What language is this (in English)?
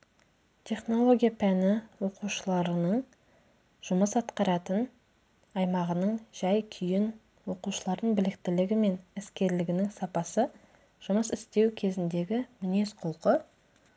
Kazakh